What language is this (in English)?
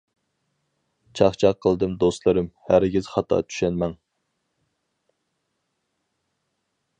Uyghur